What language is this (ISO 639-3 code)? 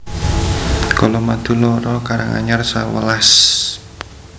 jav